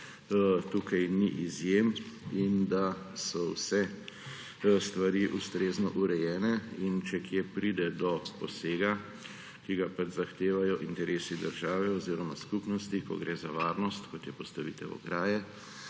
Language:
Slovenian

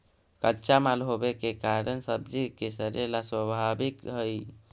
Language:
Magahi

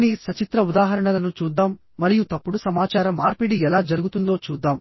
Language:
Telugu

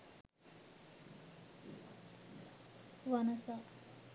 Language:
Sinhala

